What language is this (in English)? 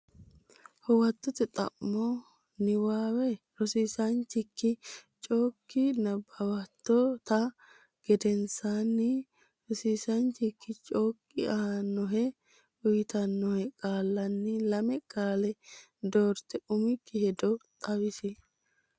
Sidamo